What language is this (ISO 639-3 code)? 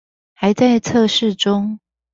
zho